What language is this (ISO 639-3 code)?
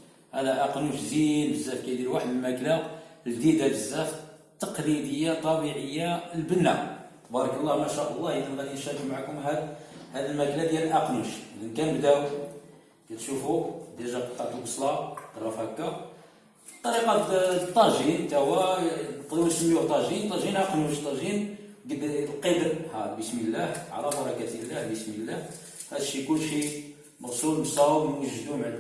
ara